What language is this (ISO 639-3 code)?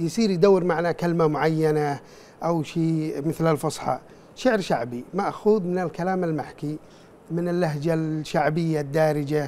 ara